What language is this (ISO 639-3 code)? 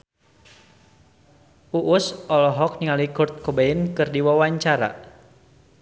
sun